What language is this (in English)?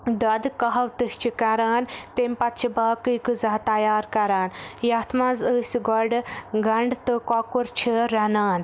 Kashmiri